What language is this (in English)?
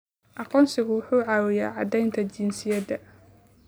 Somali